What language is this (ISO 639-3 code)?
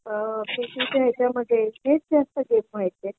mar